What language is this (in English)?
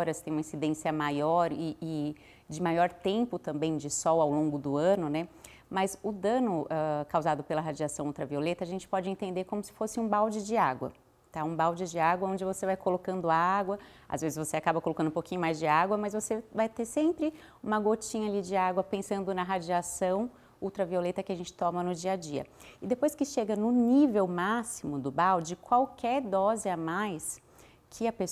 Portuguese